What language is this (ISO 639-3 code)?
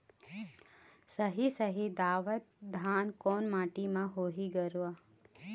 hne